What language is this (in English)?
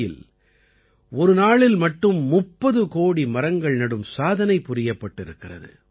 Tamil